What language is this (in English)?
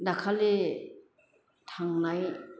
Bodo